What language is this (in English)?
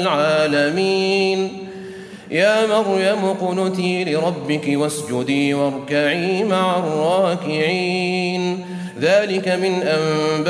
Arabic